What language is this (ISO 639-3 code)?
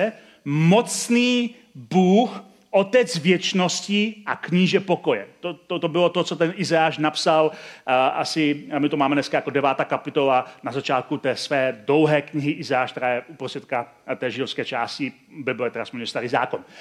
ces